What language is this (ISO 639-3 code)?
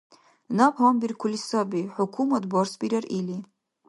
dar